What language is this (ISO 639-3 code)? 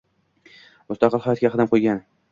uzb